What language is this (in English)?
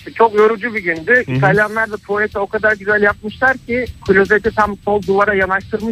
Turkish